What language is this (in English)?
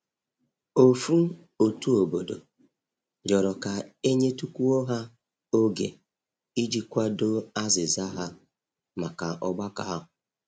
Igbo